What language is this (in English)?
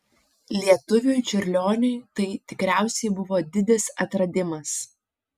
Lithuanian